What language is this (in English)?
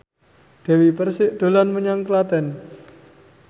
Javanese